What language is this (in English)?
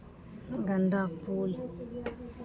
Maithili